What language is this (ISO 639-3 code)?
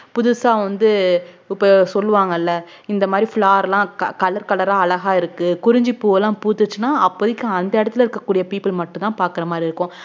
tam